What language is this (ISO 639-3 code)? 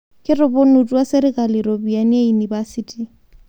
mas